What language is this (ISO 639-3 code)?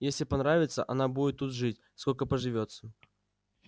rus